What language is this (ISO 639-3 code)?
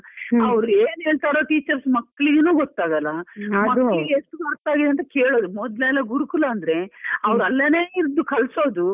kan